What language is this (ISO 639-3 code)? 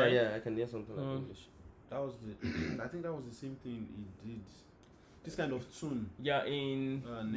tur